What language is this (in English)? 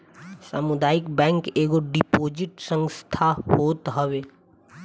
Bhojpuri